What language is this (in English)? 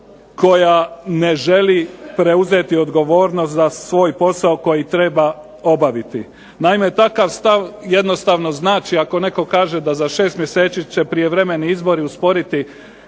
Croatian